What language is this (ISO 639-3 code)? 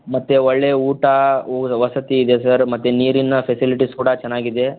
kan